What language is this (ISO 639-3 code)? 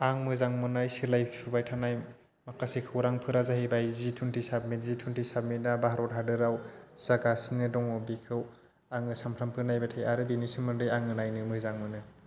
brx